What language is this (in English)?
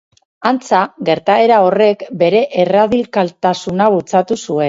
Basque